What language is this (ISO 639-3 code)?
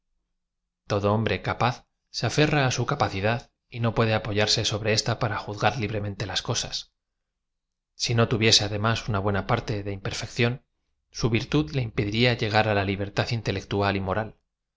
spa